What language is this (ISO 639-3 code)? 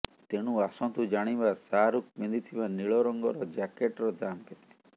ori